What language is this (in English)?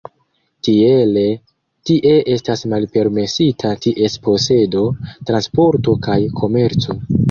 Esperanto